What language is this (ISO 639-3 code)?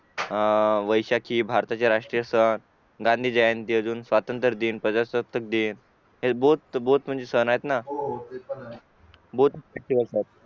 mar